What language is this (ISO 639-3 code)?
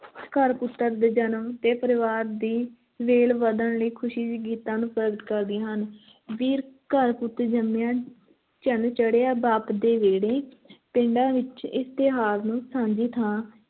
pan